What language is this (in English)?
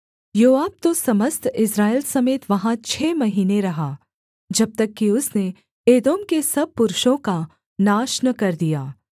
Hindi